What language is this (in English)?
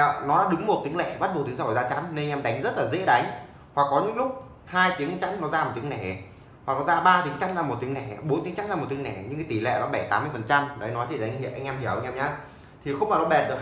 Vietnamese